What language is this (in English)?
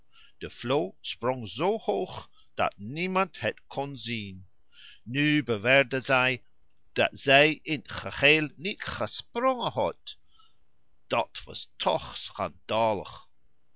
Dutch